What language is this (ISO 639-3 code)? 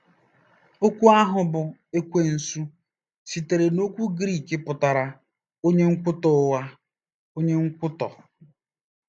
ibo